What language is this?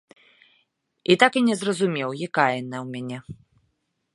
Belarusian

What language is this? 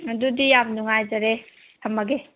Manipuri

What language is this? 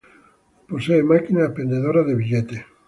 Spanish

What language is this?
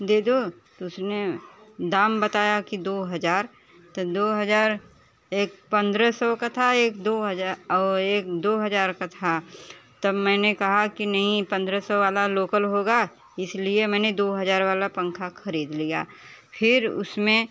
Hindi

